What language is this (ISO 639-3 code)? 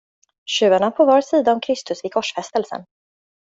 swe